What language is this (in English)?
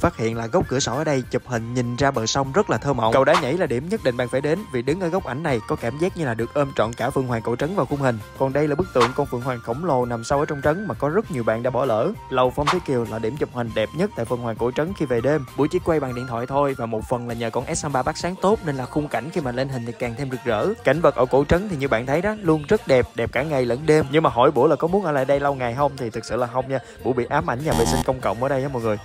Vietnamese